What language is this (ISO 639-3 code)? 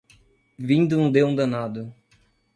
por